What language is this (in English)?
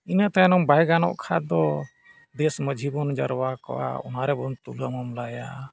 Santali